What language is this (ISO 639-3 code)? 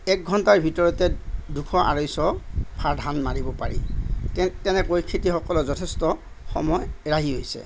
asm